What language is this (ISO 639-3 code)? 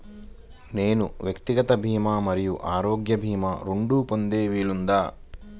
tel